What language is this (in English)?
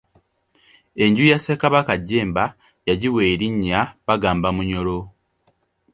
Ganda